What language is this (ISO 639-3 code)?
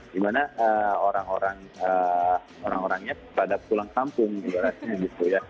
ind